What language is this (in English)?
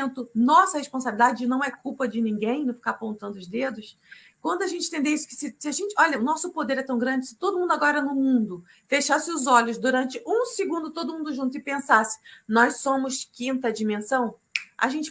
Portuguese